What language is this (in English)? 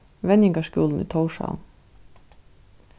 Faroese